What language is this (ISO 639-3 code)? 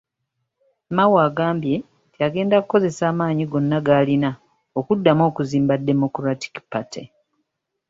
lug